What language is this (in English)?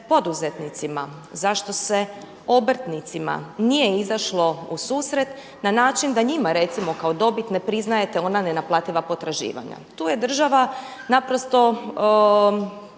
Croatian